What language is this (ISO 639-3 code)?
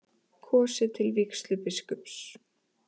isl